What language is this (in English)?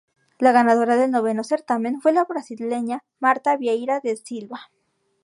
Spanish